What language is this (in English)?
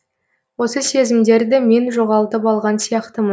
Kazakh